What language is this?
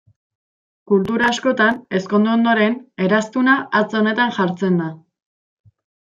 Basque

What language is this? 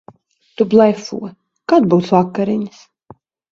Latvian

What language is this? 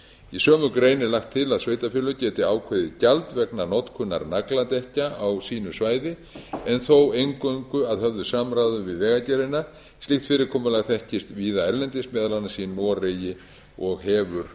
Icelandic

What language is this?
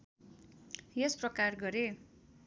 Nepali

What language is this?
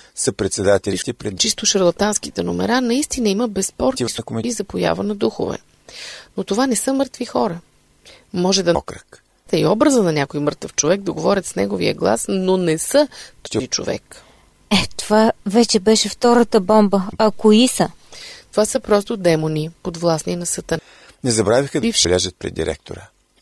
Bulgarian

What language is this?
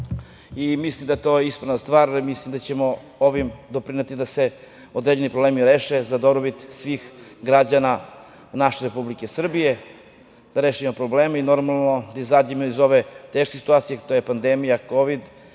Serbian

